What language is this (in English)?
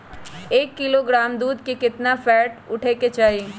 Magahi